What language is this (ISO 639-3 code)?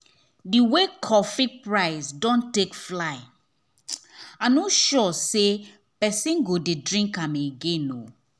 pcm